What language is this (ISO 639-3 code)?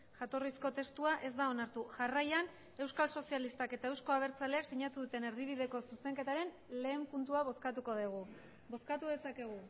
eus